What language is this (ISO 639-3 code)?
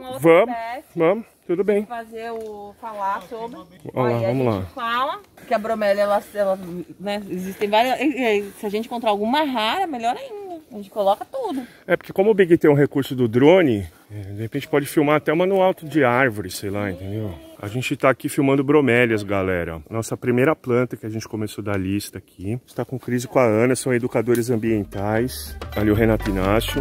por